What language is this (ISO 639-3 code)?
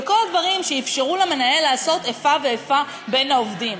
heb